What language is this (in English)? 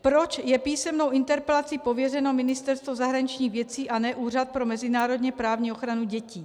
Czech